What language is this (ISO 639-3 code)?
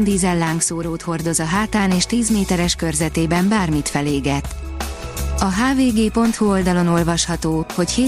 hun